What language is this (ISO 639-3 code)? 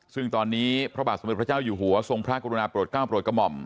tha